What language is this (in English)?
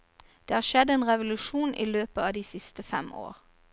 Norwegian